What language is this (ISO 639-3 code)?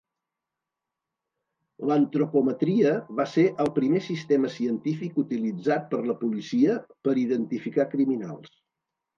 cat